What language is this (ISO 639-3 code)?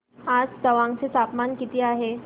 mar